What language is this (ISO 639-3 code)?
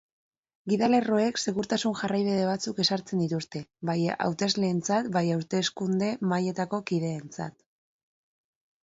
eus